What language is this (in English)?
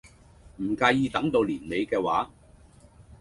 Cantonese